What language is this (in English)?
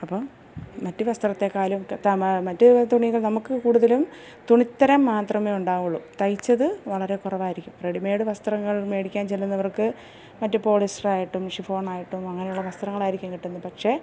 Malayalam